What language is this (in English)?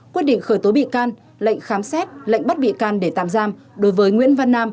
Vietnamese